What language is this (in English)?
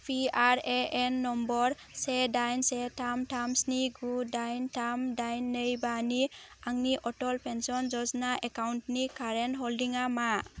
Bodo